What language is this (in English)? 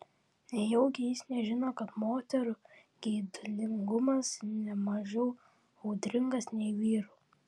Lithuanian